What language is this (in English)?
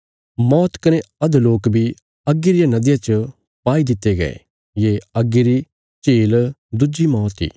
Bilaspuri